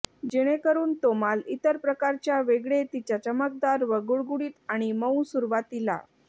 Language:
Marathi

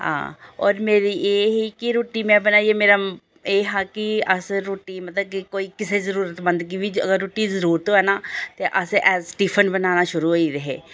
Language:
Dogri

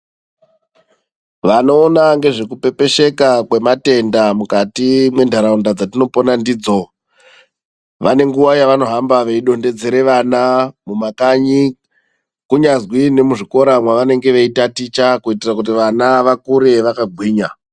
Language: Ndau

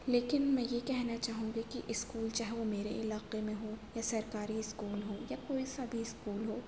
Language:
Urdu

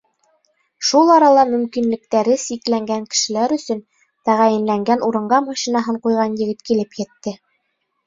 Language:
Bashkir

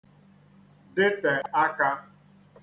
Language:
Igbo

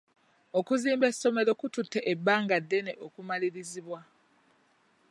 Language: Ganda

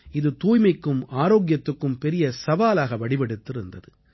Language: Tamil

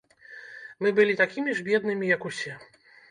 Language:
Belarusian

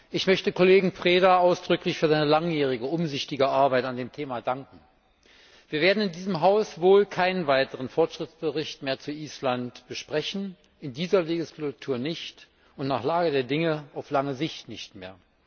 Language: German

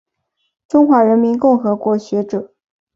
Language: Chinese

